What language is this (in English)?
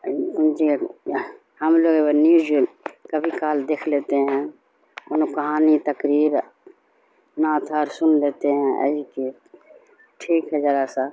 Urdu